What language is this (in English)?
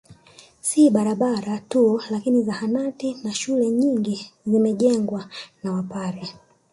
Swahili